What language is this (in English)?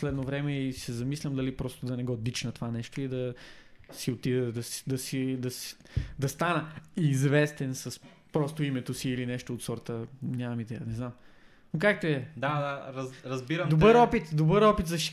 Bulgarian